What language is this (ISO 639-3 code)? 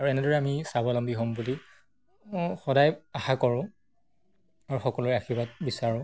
asm